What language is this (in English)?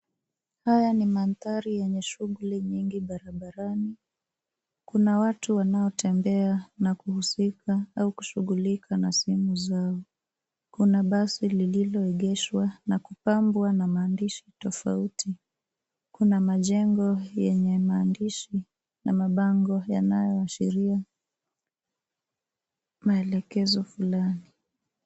Swahili